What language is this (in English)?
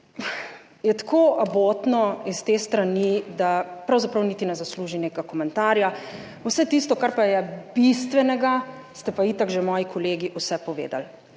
Slovenian